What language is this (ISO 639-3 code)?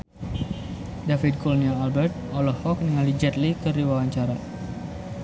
sun